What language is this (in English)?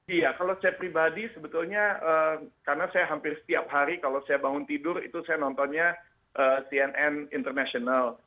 Indonesian